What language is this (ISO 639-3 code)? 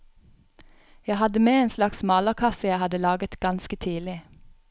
nor